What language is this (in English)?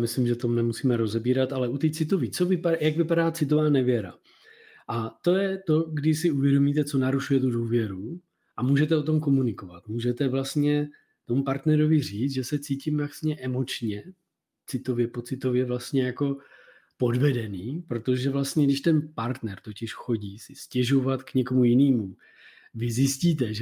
Czech